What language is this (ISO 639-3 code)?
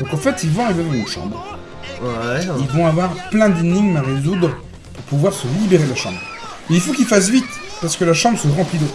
fra